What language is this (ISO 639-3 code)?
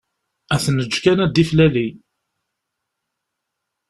kab